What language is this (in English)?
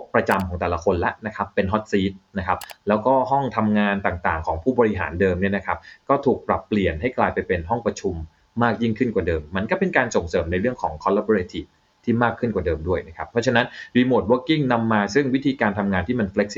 Thai